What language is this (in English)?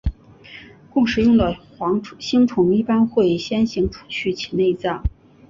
Chinese